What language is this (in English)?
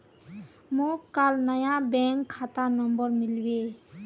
Magahi